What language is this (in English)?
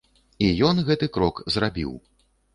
Belarusian